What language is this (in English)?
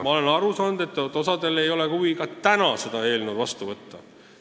Estonian